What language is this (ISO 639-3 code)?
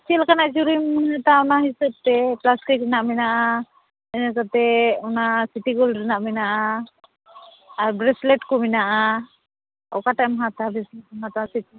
sat